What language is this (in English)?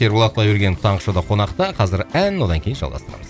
Kazakh